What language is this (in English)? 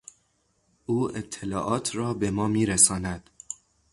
Persian